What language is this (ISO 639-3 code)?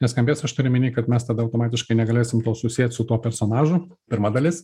lit